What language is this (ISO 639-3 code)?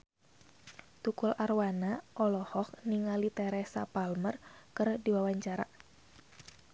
sun